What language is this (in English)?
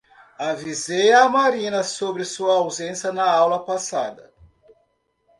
Portuguese